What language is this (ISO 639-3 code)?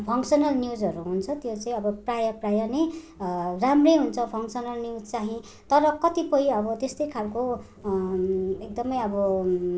nep